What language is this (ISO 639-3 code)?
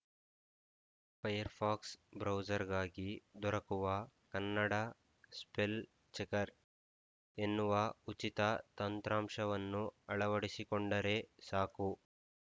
kan